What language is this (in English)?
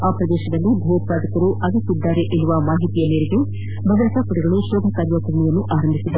Kannada